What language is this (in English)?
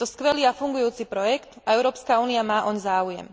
Slovak